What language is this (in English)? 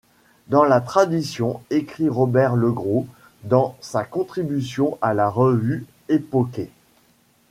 French